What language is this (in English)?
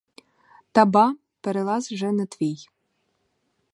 Ukrainian